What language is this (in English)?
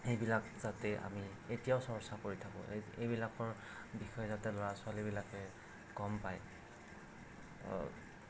Assamese